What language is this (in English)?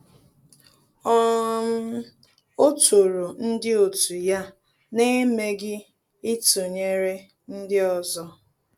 Igbo